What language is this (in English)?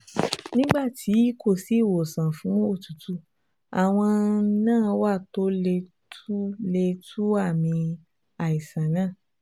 Yoruba